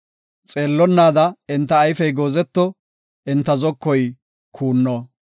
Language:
Gofa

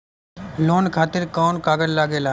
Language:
Bhojpuri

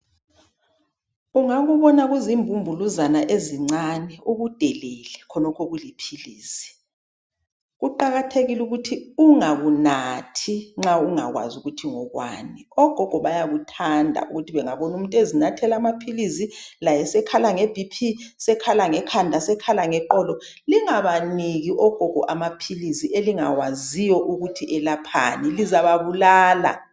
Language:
North Ndebele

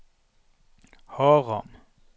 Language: Norwegian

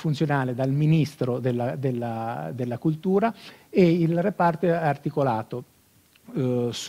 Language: Italian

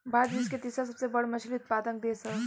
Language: Bhojpuri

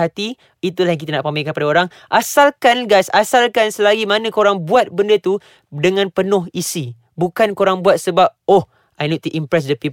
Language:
Malay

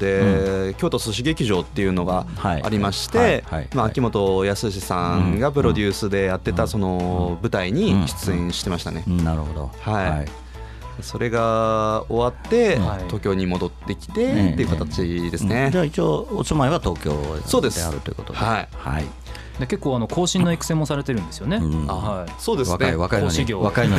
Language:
Japanese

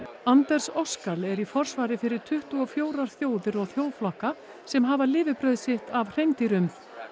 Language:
Icelandic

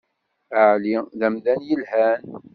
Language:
Kabyle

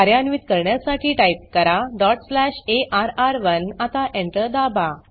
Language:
Marathi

